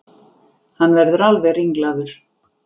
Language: Icelandic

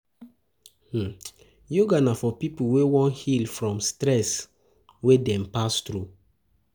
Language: Nigerian Pidgin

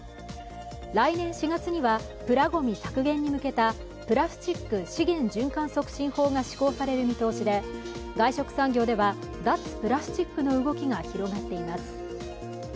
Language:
Japanese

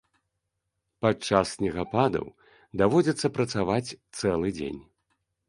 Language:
Belarusian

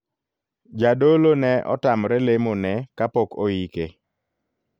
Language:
Luo (Kenya and Tanzania)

